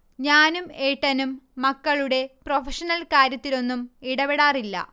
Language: Malayalam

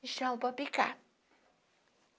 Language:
Portuguese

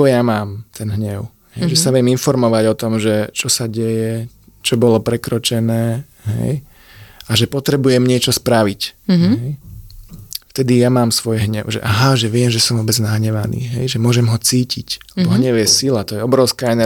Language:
Slovak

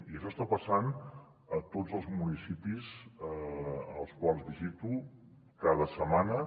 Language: Catalan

